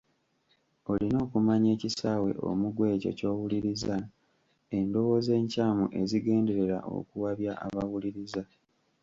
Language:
Ganda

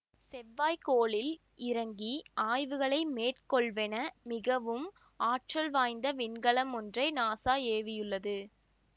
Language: Tamil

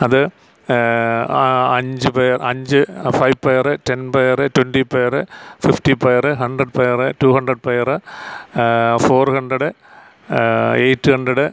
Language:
Malayalam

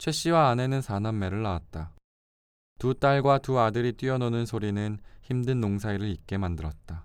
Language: Korean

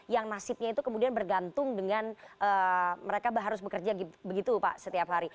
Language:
Indonesian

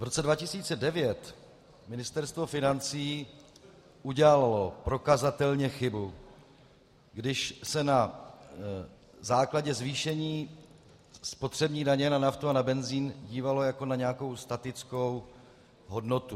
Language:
Czech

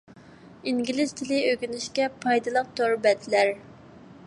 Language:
Uyghur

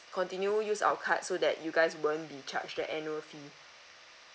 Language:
English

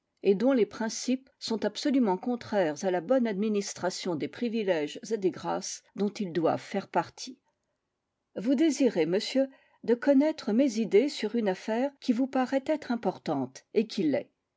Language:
French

